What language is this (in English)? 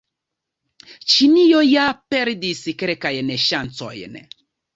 Esperanto